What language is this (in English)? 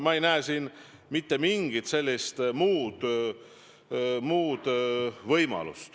Estonian